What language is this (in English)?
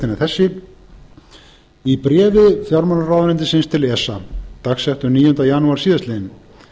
Icelandic